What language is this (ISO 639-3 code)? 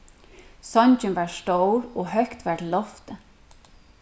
fao